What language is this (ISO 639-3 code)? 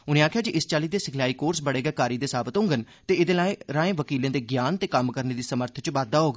doi